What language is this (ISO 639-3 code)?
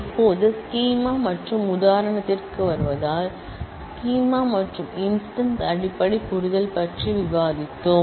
tam